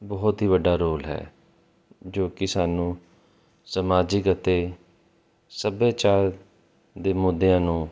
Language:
Punjabi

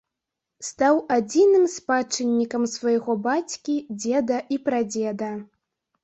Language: Belarusian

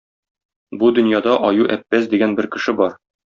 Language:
Tatar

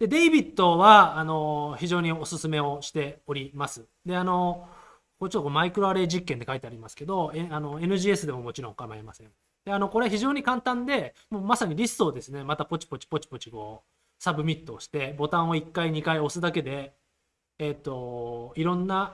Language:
Japanese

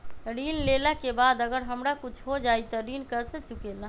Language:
Magahi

